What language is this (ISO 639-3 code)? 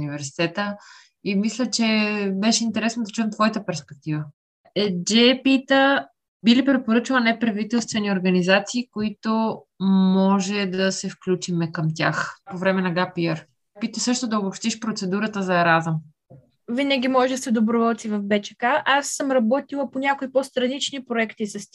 bul